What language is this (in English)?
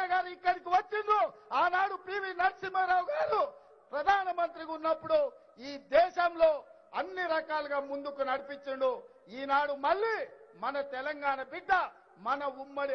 Romanian